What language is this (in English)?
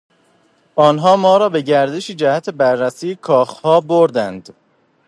Persian